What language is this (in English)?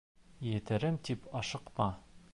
Bashkir